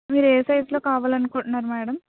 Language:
Telugu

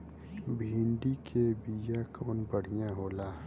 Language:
Bhojpuri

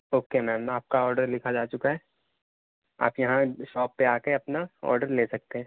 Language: Urdu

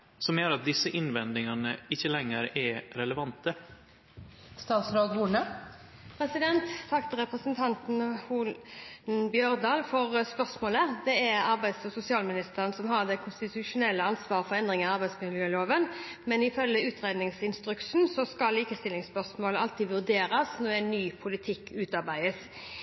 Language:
Norwegian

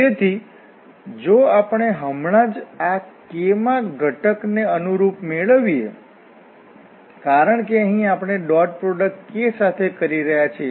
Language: Gujarati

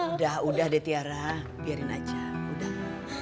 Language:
Indonesian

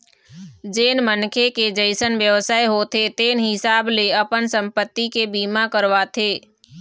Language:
Chhattisgarhi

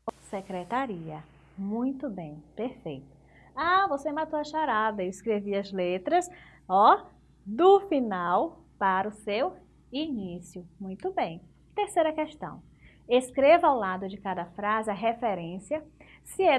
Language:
Portuguese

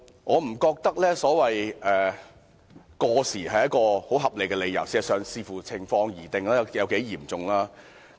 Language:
Cantonese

